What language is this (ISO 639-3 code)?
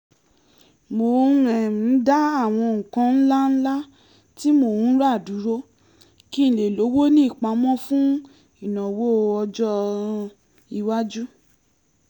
yor